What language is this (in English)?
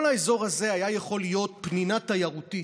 Hebrew